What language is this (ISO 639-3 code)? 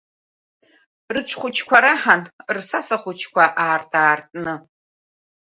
abk